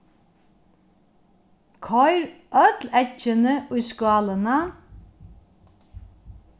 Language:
Faroese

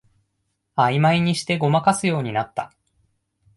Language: Japanese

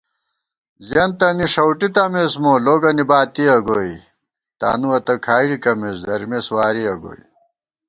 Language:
Gawar-Bati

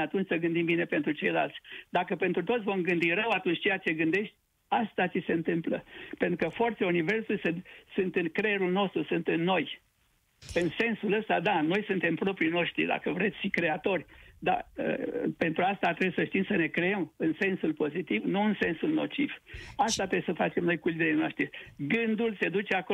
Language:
Romanian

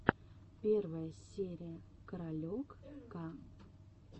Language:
Russian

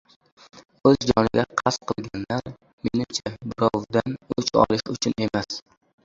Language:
Uzbek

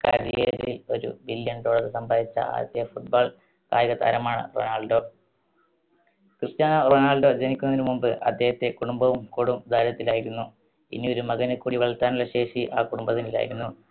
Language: Malayalam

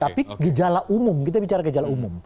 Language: Indonesian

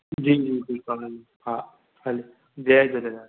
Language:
Sindhi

